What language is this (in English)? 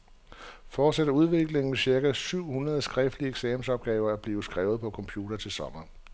Danish